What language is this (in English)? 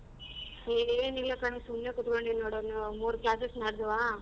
Kannada